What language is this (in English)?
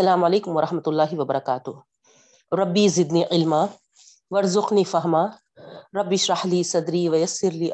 Urdu